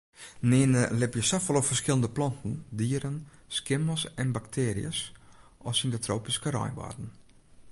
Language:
Western Frisian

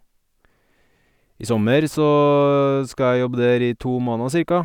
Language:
Norwegian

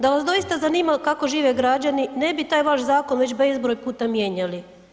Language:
Croatian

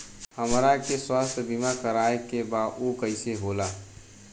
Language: Bhojpuri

